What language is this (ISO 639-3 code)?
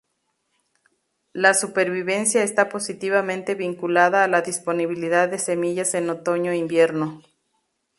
spa